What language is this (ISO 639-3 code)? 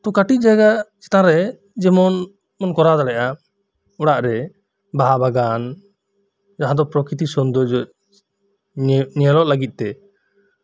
sat